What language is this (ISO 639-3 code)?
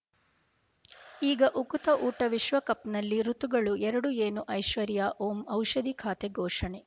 kan